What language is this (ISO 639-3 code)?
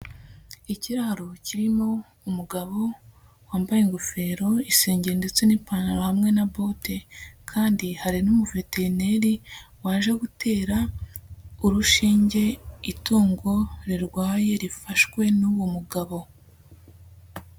kin